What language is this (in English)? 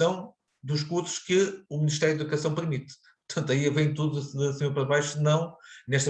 Portuguese